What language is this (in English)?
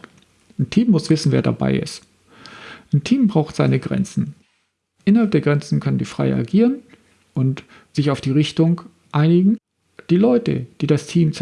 German